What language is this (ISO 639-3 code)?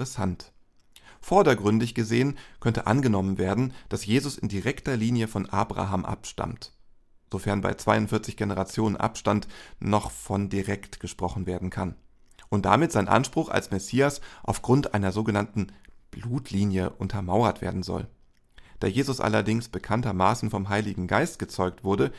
deu